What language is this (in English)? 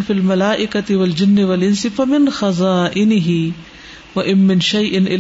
Urdu